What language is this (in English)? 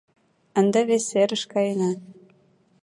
Mari